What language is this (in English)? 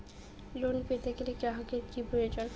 Bangla